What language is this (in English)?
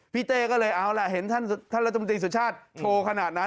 Thai